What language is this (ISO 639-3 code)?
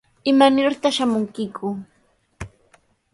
qws